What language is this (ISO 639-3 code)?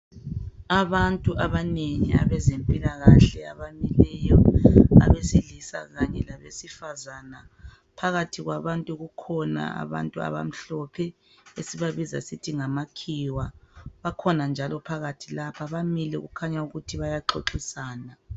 nde